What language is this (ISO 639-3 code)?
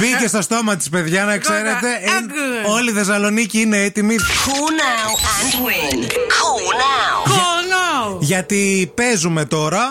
ell